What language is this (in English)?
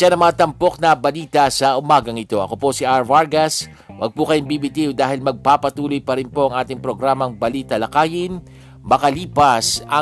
Filipino